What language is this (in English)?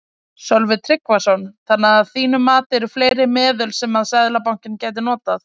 Icelandic